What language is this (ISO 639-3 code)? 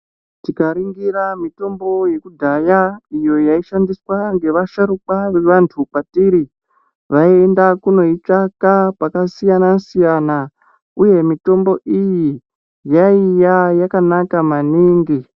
ndc